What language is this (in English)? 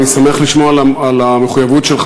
Hebrew